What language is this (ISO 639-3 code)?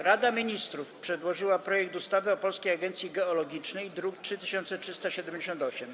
pol